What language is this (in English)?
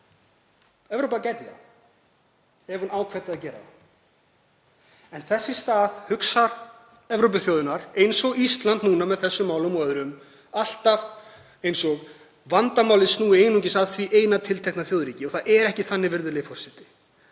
Icelandic